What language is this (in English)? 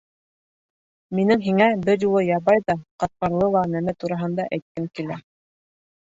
Bashkir